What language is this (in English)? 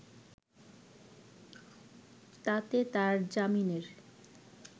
Bangla